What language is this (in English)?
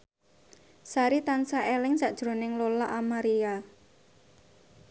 Javanese